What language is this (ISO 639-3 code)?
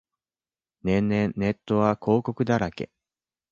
jpn